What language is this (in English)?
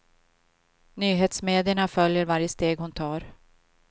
Swedish